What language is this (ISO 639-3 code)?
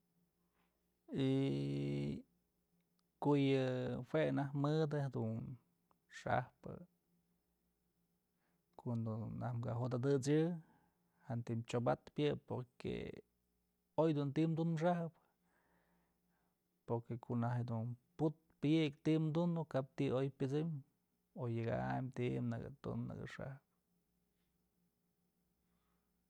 mzl